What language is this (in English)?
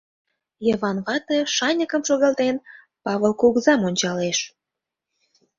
Mari